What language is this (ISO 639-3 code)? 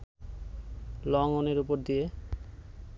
ben